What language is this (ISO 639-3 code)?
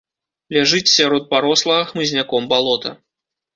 bel